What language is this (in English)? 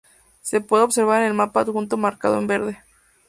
Spanish